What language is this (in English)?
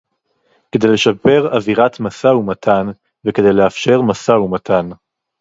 Hebrew